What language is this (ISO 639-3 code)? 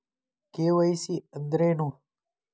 kan